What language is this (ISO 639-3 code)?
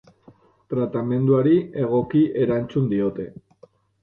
eus